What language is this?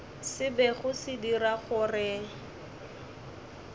Northern Sotho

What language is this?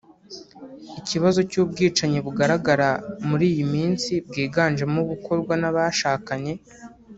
Kinyarwanda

